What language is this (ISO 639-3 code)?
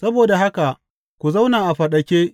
hau